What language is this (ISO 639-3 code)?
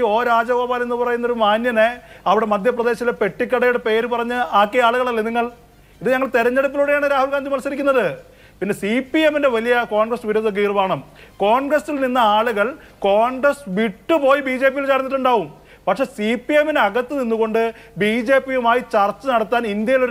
mal